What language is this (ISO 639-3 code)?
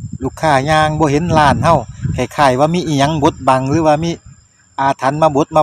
tha